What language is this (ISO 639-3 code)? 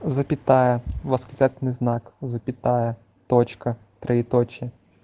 rus